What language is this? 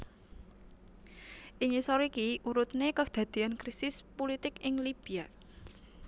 Javanese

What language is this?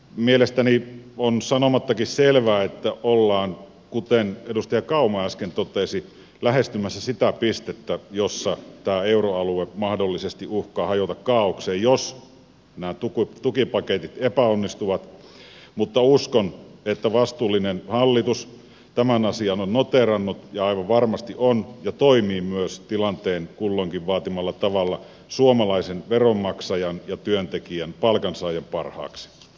Finnish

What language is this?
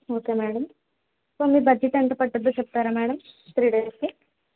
Telugu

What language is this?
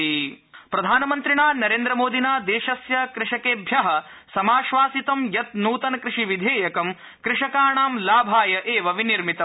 Sanskrit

